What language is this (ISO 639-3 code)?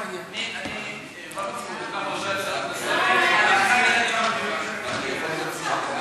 heb